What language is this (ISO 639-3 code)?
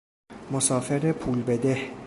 fas